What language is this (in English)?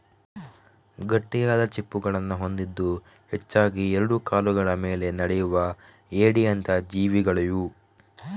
Kannada